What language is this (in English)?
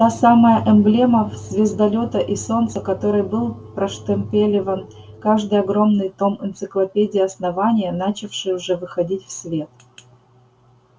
Russian